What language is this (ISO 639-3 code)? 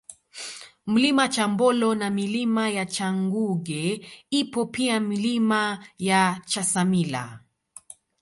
swa